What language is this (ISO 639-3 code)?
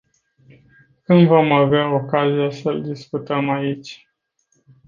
ron